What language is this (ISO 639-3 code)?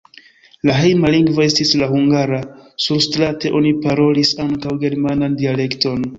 epo